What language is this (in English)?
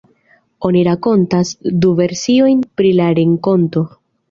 Esperanto